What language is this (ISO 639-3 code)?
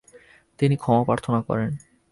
ben